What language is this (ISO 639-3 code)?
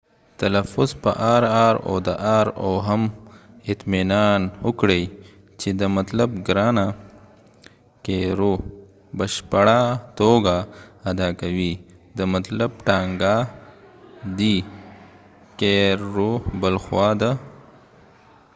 pus